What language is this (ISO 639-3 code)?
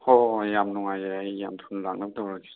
mni